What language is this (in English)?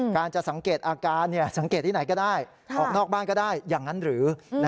Thai